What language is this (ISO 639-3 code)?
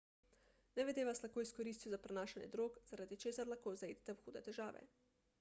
slv